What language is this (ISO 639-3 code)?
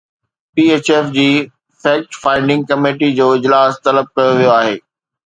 snd